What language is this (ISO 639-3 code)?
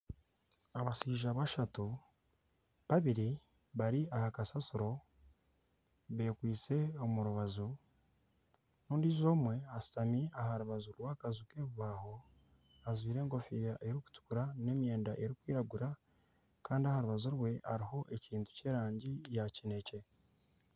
nyn